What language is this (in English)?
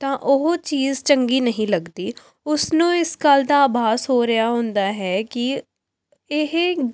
Punjabi